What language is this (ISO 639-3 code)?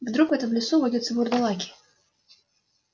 rus